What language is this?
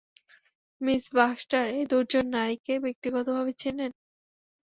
Bangla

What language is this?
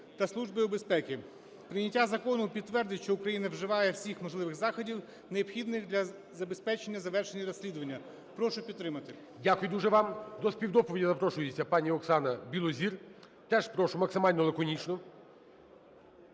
Ukrainian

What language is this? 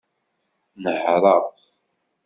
Kabyle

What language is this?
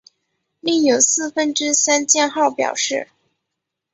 Chinese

